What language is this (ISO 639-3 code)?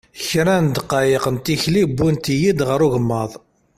kab